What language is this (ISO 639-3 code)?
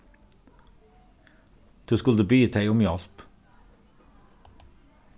fao